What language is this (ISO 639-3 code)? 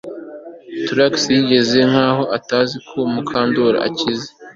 kin